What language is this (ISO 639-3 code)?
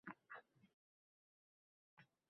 uzb